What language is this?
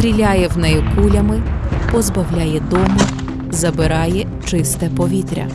Ukrainian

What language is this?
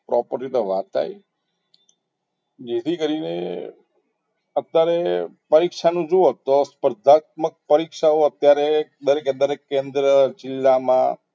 Gujarati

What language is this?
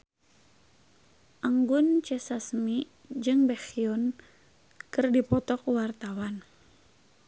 Sundanese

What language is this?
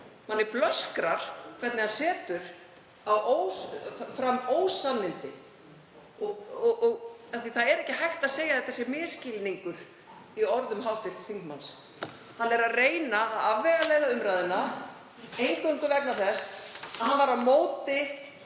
Icelandic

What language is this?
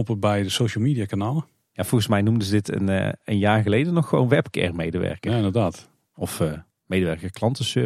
Dutch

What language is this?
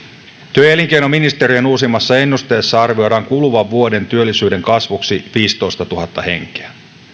Finnish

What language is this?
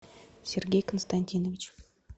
Russian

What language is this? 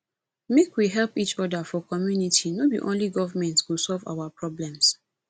Nigerian Pidgin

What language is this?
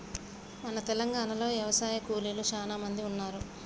Telugu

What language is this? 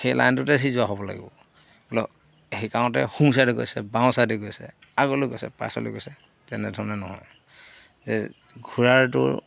Assamese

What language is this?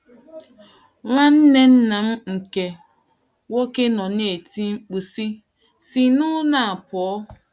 Igbo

